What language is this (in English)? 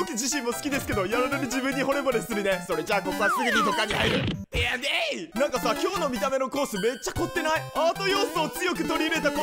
Japanese